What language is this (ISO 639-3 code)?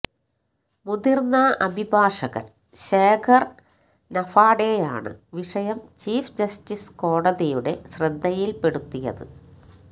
mal